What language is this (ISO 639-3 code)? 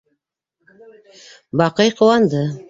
bak